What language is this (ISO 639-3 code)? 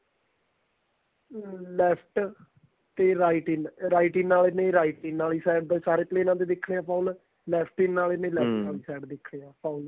pan